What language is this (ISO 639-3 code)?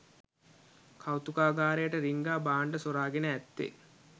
sin